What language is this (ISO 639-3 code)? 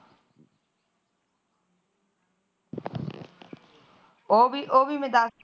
pan